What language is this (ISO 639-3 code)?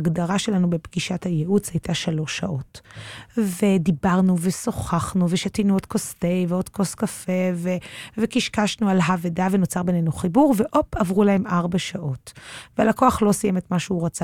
heb